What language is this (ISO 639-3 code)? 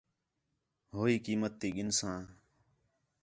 xhe